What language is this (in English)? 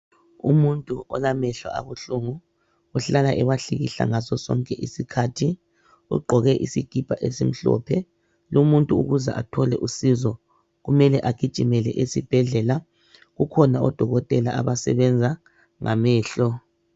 North Ndebele